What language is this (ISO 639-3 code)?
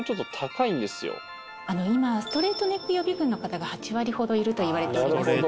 jpn